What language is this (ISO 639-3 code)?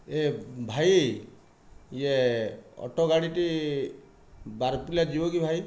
ori